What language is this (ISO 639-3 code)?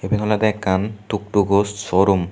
ccp